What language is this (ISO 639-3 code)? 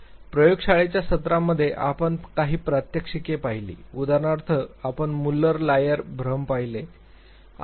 mar